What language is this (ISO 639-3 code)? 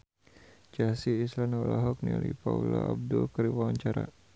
sun